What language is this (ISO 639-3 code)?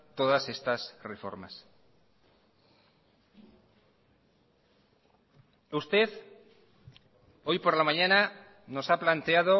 spa